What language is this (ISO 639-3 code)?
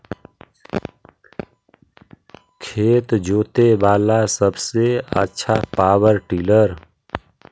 mag